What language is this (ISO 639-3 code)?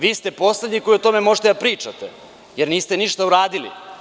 srp